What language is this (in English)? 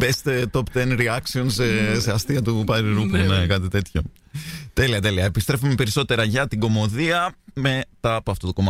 Greek